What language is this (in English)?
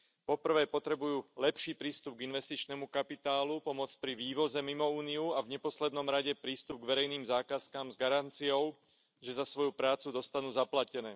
Slovak